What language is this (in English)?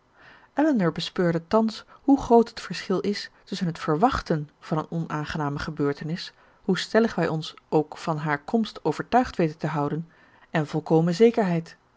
Dutch